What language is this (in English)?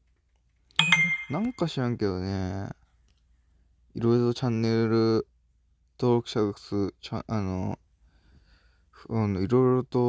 Japanese